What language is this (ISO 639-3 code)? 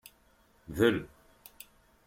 kab